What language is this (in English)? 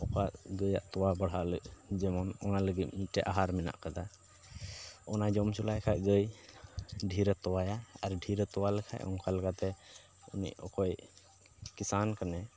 Santali